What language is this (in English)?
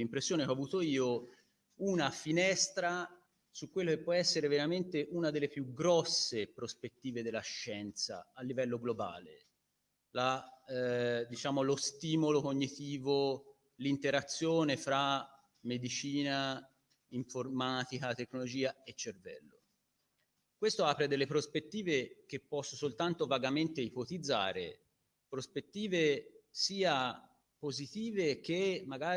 Italian